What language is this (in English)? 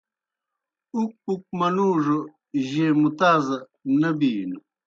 Kohistani Shina